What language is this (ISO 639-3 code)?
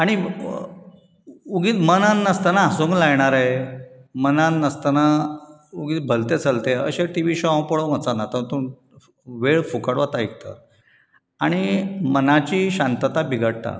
kok